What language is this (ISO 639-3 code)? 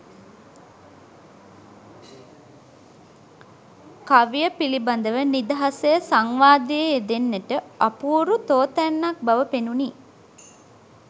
sin